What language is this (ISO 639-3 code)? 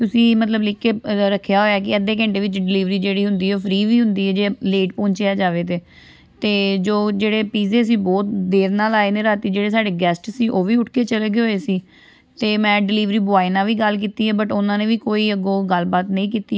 pan